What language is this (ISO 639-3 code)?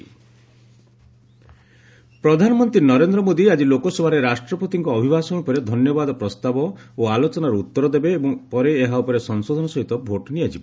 ori